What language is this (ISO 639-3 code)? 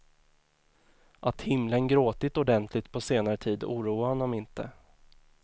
swe